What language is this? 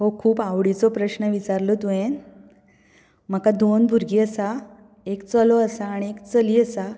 Konkani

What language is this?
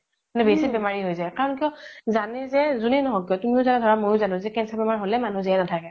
Assamese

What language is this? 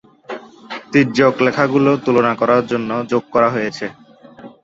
Bangla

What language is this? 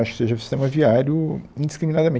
Portuguese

